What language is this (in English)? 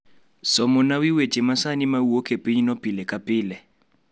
Luo (Kenya and Tanzania)